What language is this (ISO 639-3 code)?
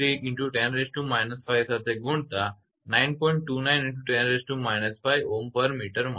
guj